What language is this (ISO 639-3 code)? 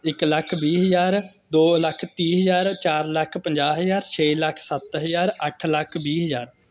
pan